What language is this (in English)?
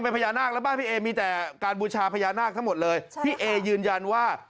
Thai